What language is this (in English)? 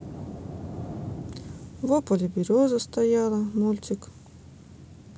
Russian